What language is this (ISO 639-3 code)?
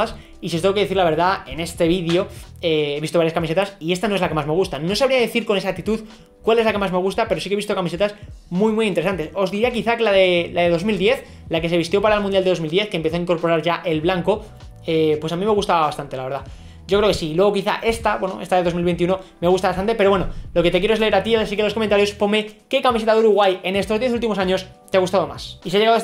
spa